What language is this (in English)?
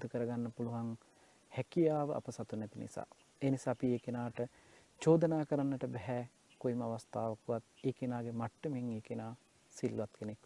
Turkish